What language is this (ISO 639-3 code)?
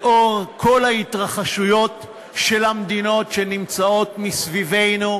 heb